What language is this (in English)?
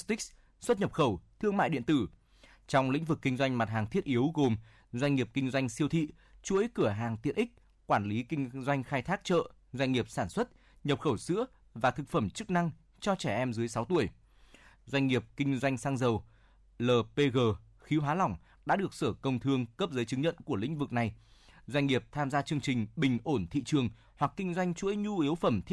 Vietnamese